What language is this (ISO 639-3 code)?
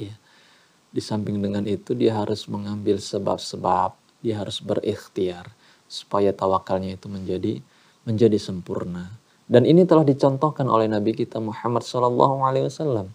ind